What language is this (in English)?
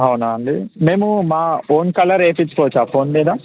Telugu